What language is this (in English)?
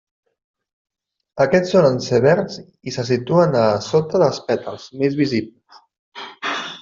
Catalan